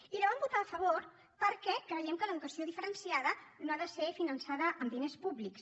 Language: Catalan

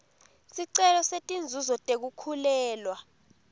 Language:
Swati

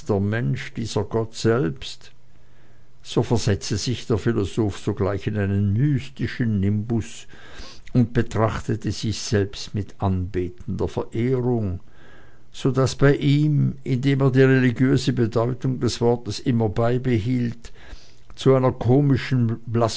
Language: German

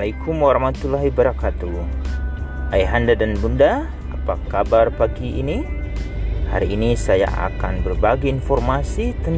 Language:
Indonesian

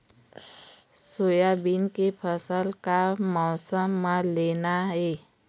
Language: Chhattisgarhi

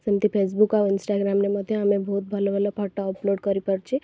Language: Odia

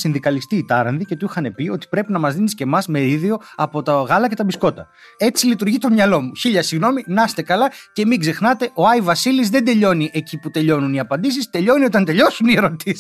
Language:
Greek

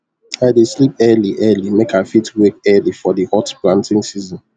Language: Nigerian Pidgin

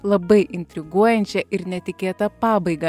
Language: Lithuanian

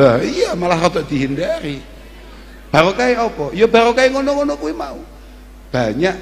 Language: Indonesian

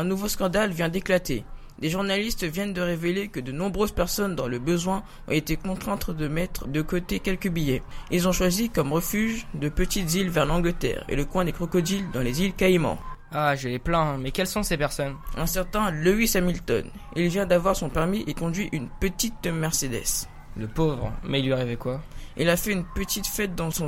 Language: French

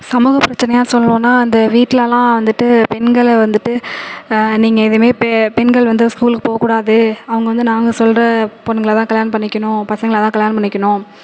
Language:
Tamil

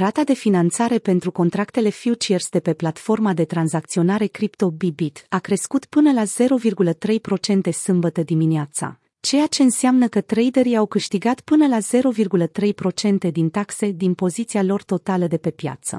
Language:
Romanian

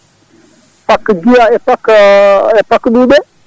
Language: Fula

